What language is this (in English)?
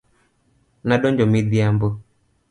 Luo (Kenya and Tanzania)